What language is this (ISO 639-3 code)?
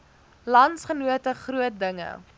afr